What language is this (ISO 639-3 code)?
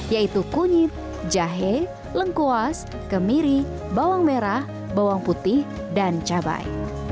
ind